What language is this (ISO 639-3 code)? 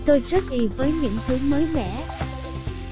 vie